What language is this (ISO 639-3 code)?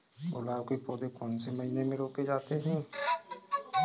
hin